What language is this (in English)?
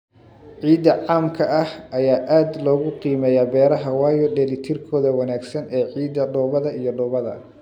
Somali